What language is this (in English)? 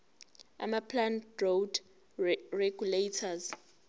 Zulu